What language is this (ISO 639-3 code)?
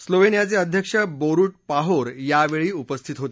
mar